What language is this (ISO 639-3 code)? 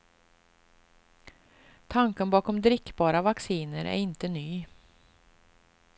swe